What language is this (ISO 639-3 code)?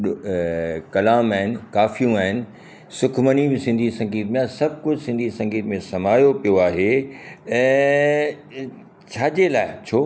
snd